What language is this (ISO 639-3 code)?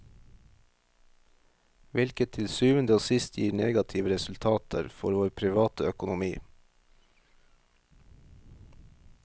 nor